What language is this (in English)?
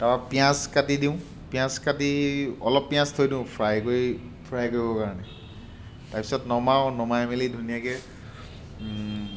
Assamese